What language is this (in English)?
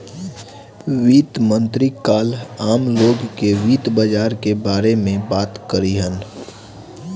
Bhojpuri